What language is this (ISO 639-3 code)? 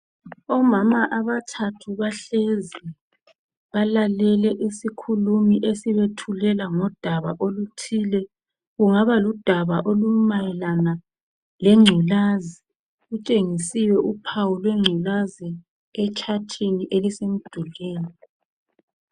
nde